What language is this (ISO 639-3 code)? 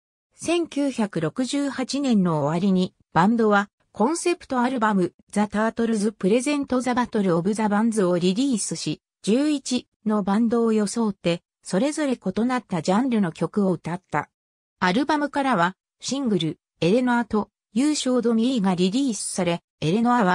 jpn